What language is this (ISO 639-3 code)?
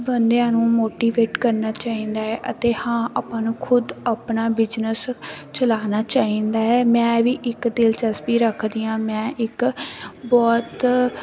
pan